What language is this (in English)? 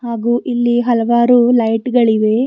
Kannada